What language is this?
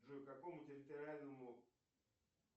Russian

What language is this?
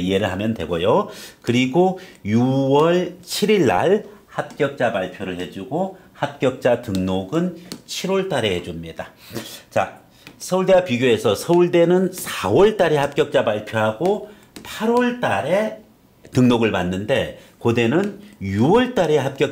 Korean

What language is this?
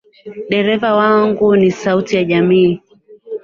Swahili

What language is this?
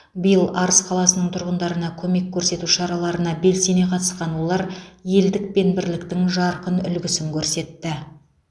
Kazakh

